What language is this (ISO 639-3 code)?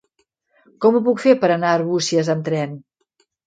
cat